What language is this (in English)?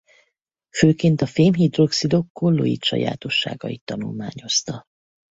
Hungarian